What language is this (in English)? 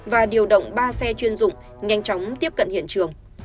Vietnamese